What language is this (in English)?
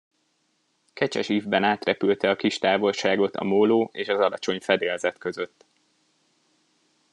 Hungarian